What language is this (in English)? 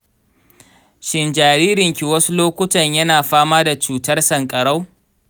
Hausa